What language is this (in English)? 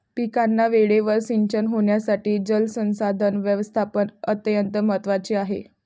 Marathi